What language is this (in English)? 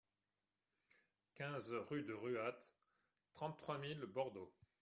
French